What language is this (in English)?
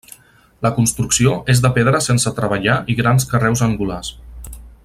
Catalan